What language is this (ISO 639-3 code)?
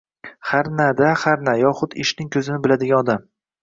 uzb